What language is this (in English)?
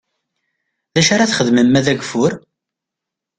Kabyle